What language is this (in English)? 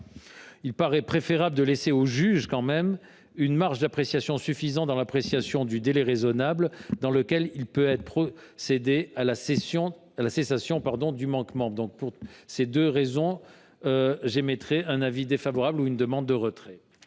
French